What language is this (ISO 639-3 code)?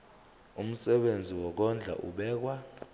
zul